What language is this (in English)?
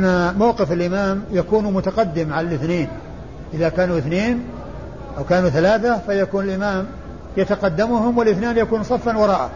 Arabic